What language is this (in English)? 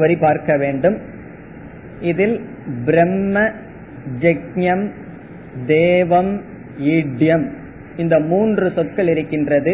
Tamil